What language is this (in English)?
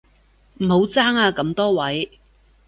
Cantonese